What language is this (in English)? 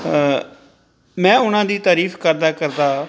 Punjabi